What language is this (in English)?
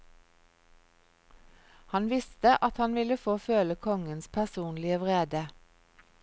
Norwegian